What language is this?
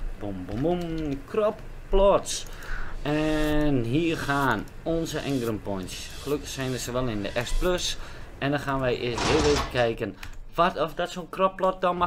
Dutch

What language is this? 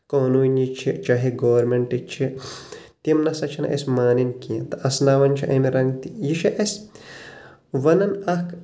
Kashmiri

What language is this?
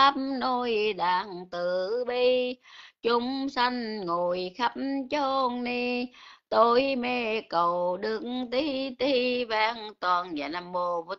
Vietnamese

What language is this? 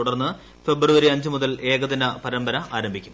Malayalam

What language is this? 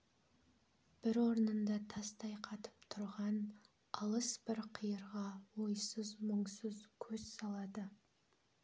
Kazakh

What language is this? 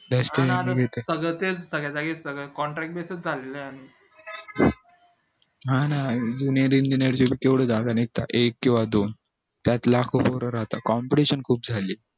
Marathi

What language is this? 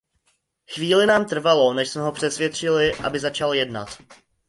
Czech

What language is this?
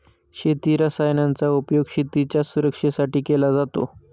Marathi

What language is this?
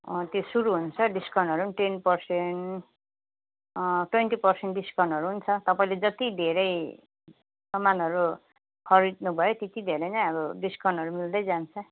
Nepali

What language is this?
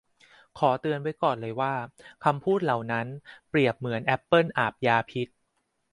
Thai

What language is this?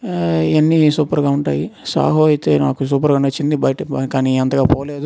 Telugu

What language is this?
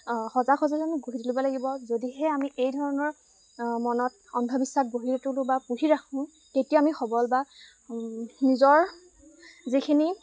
Assamese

